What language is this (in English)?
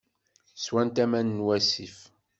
Kabyle